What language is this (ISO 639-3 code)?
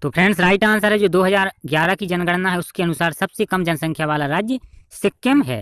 hin